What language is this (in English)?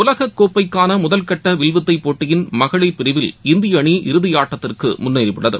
Tamil